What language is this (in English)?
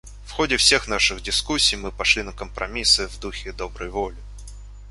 Russian